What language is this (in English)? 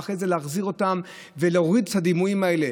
Hebrew